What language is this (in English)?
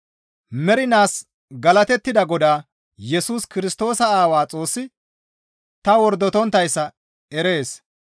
Gamo